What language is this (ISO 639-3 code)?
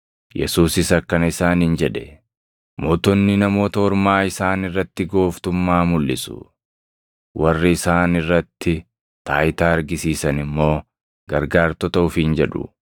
orm